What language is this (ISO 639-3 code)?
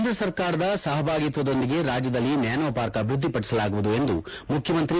kan